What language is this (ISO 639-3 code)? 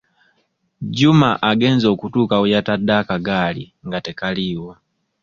lug